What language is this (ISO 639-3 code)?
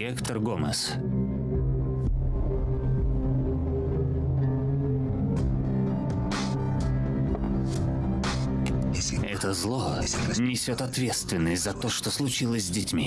rus